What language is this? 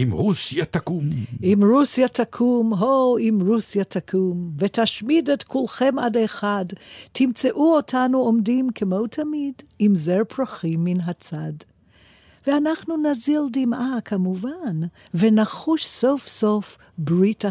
Hebrew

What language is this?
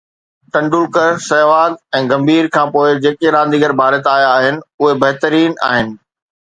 Sindhi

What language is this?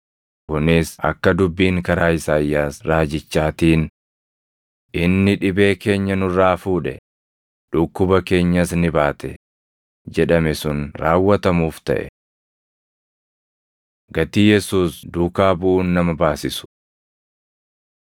Oromo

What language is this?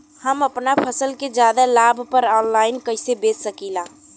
Bhojpuri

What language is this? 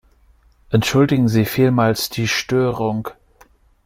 German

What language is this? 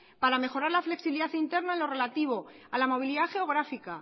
Spanish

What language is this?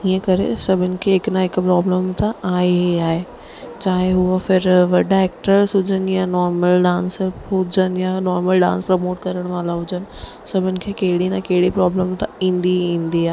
Sindhi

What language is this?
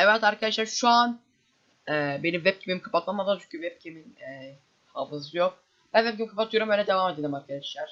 Turkish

